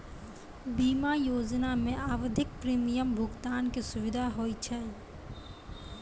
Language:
Maithili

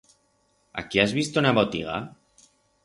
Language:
Aragonese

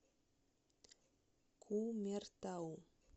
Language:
Russian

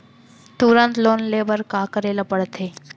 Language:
Chhattisgarhi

